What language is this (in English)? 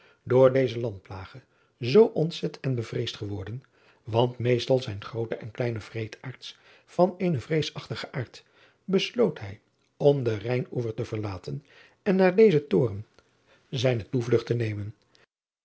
Dutch